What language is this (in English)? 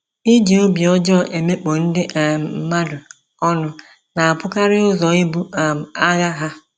Igbo